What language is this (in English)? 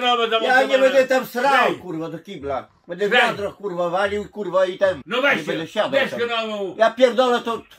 Polish